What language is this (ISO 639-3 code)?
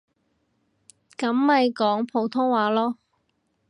yue